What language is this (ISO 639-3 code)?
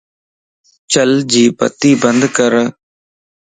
lss